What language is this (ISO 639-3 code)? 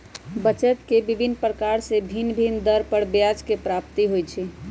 mag